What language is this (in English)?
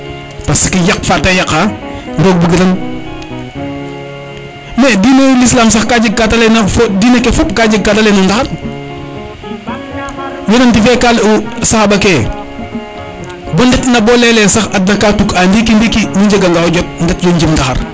Serer